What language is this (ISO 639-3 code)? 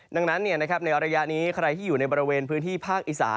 tha